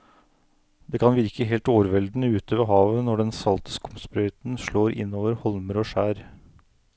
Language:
Norwegian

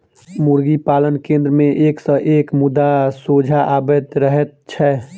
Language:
Maithili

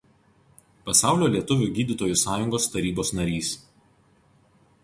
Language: Lithuanian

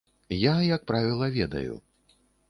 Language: Belarusian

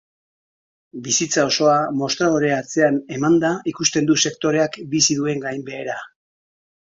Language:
Basque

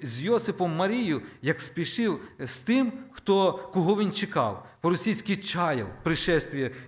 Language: Ukrainian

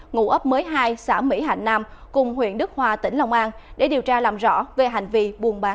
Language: Vietnamese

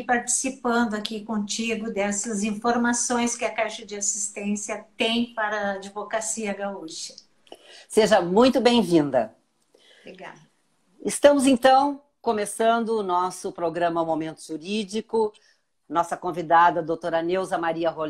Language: Portuguese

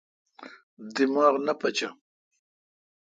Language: Kalkoti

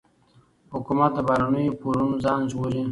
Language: Pashto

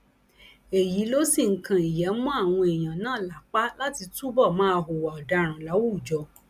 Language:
Yoruba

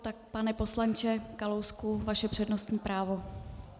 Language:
Czech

